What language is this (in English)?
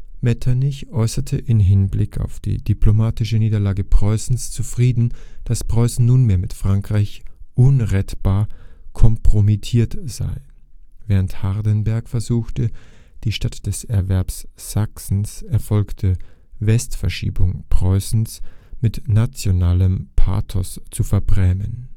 German